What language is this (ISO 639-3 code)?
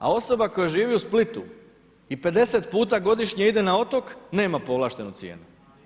hrv